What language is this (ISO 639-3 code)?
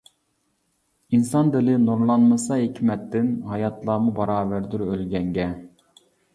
uig